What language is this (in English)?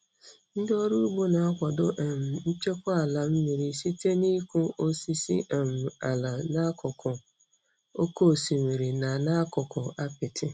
Igbo